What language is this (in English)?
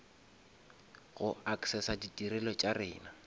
Northern Sotho